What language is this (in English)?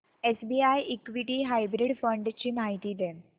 Marathi